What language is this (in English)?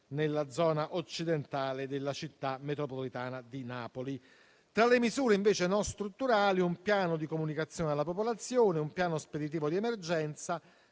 Italian